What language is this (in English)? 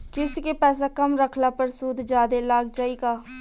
Bhojpuri